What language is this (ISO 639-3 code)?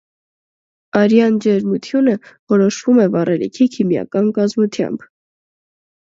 hye